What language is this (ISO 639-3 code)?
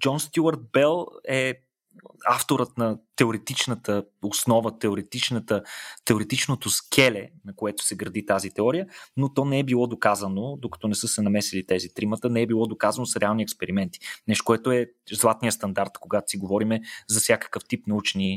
bul